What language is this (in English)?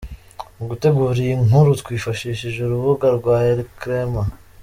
Kinyarwanda